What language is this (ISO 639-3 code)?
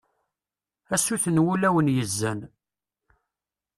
kab